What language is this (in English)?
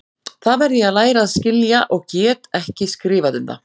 Icelandic